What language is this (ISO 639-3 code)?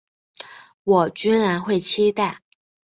zho